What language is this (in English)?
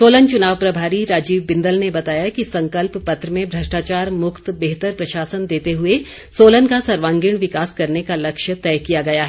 Hindi